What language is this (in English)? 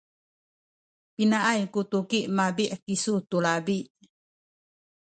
Sakizaya